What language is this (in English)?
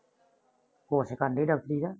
Punjabi